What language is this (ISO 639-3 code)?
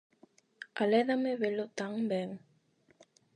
glg